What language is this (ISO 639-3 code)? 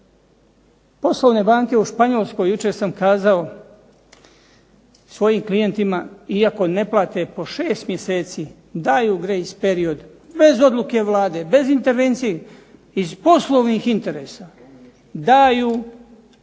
hrv